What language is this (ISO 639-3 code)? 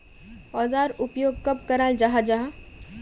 mag